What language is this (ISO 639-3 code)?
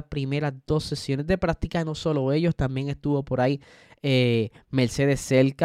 spa